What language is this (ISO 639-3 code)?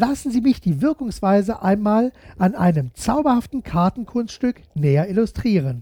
deu